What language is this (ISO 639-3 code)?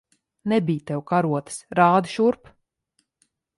lav